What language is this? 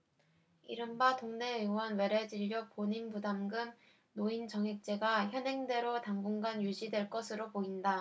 Korean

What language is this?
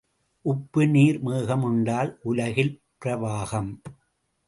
Tamil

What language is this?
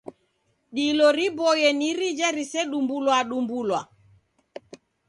Taita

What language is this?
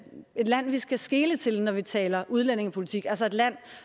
Danish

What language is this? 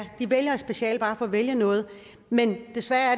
Danish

